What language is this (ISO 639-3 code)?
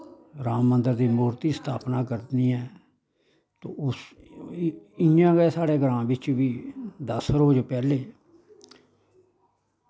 doi